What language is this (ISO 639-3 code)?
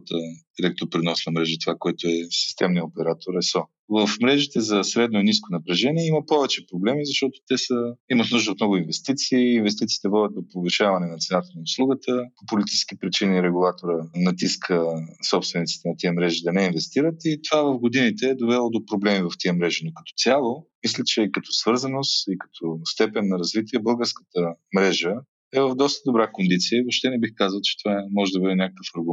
bul